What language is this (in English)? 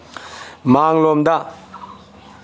Manipuri